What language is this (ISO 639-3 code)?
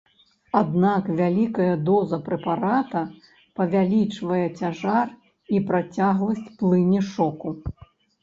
bel